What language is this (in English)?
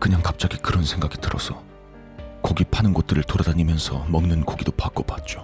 Korean